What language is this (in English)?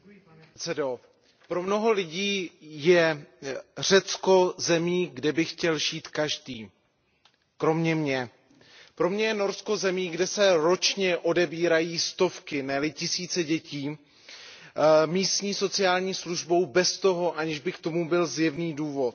Czech